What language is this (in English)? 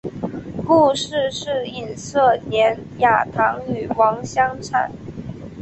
Chinese